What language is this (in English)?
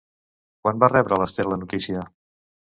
Catalan